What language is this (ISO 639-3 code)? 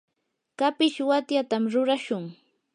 qur